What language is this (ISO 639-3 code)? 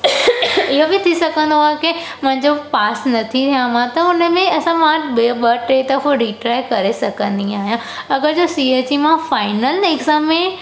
snd